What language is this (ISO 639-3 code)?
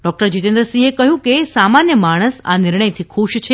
guj